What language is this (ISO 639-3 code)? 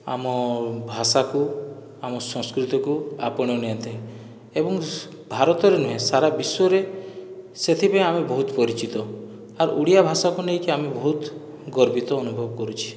ori